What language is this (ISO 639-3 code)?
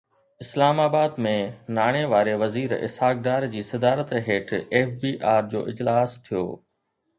snd